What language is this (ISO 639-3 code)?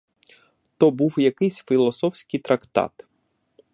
ukr